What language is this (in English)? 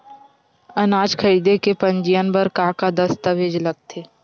Chhattisgarhi